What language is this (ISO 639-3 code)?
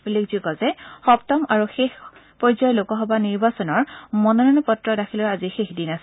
asm